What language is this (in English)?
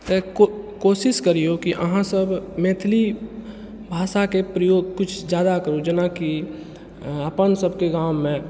Maithili